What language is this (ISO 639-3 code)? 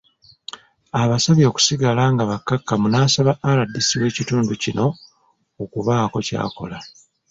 lug